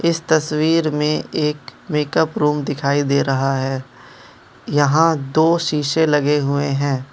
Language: Hindi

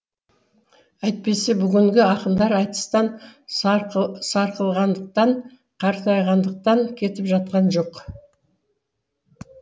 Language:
Kazakh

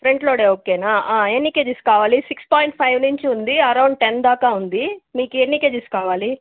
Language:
Telugu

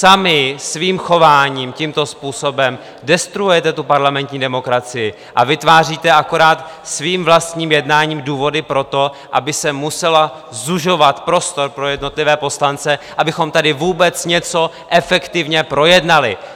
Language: Czech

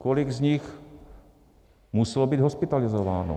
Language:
Czech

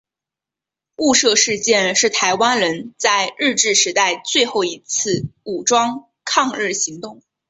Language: Chinese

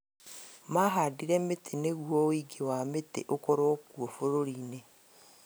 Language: Kikuyu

